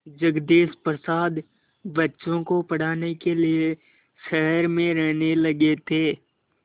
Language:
Hindi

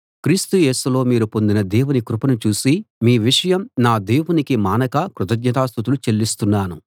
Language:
Telugu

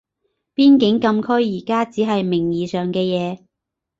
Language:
Cantonese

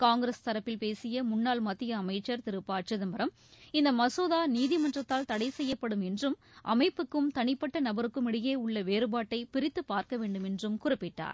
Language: Tamil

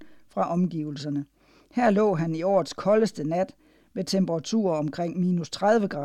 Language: Danish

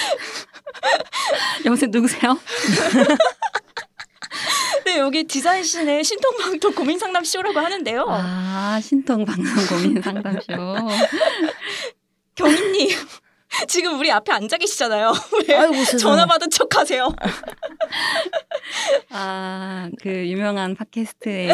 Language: Korean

